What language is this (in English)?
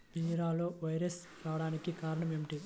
Telugu